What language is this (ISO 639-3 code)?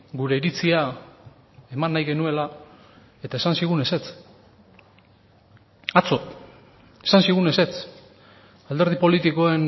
eus